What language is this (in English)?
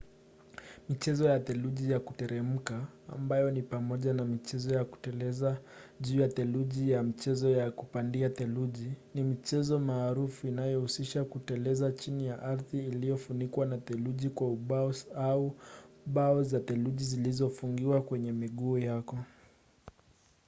Swahili